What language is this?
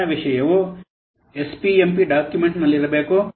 Kannada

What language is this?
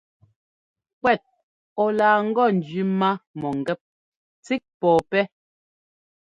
Ngomba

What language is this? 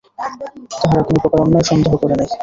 Bangla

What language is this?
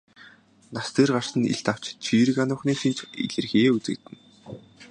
Mongolian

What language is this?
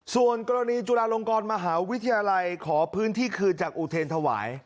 Thai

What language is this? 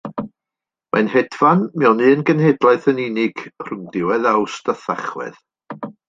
Welsh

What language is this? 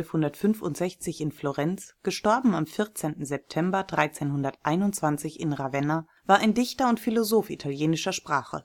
German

